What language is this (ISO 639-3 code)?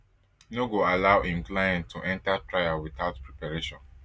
pcm